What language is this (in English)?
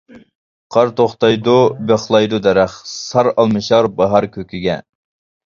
Uyghur